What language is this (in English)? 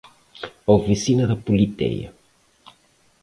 Portuguese